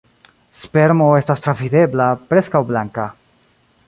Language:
Esperanto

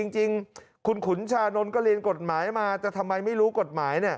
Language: Thai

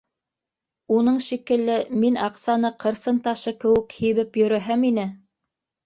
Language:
Bashkir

